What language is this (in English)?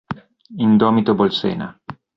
Italian